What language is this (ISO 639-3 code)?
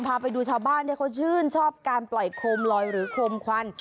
tha